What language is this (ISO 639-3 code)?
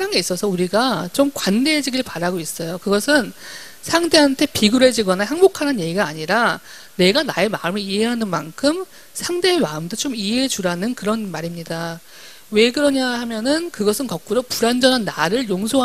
kor